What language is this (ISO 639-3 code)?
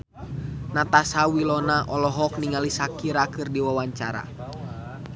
sun